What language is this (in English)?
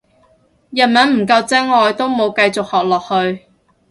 Cantonese